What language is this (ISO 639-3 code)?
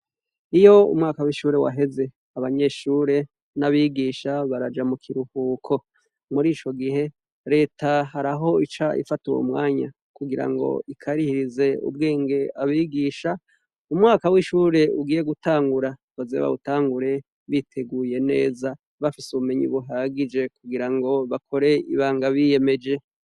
run